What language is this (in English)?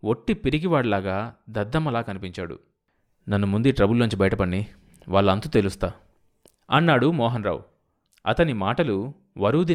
Telugu